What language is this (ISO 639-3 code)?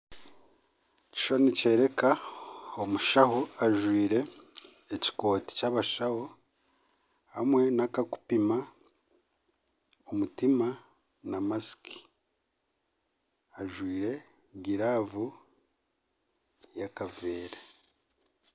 nyn